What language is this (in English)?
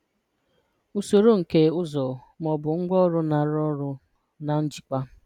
Igbo